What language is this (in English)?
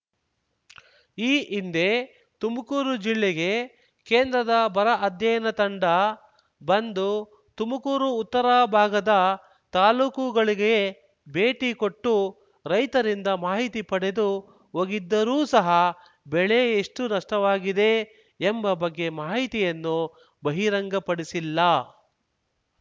Kannada